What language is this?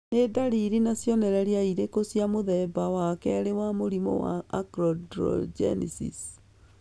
Kikuyu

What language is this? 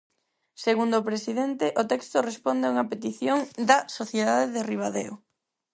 Galician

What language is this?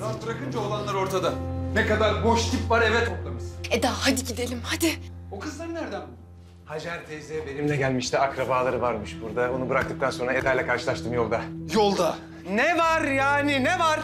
Turkish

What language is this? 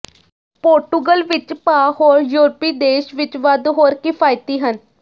Punjabi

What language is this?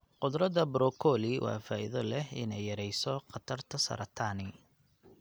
Somali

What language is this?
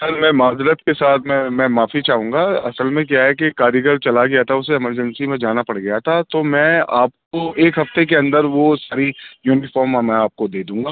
Urdu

